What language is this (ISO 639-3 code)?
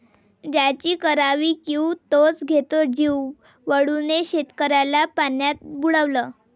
mar